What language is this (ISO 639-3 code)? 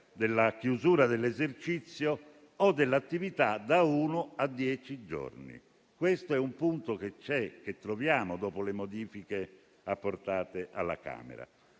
ita